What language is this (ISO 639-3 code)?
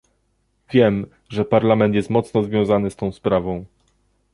pol